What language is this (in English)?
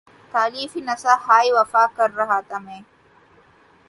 Urdu